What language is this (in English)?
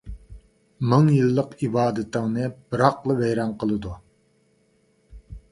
Uyghur